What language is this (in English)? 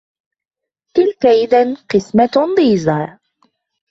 Arabic